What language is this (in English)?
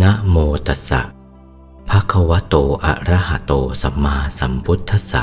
Thai